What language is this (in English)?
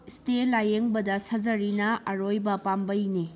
Manipuri